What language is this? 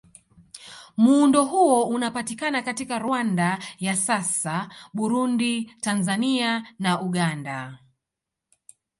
Swahili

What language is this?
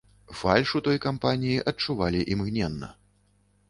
Belarusian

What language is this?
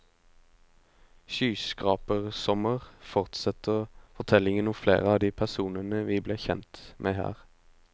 Norwegian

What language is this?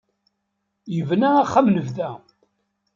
Kabyle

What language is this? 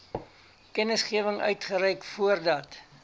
Afrikaans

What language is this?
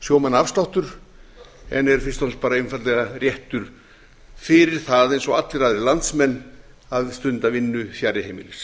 Icelandic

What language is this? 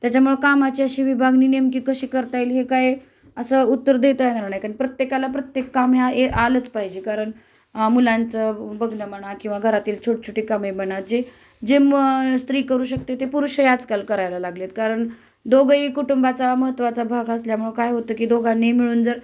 Marathi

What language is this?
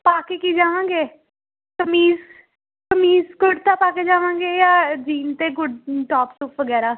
Punjabi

